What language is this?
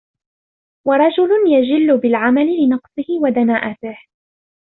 Arabic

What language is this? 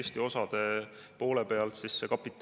Estonian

